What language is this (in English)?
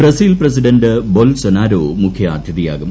Malayalam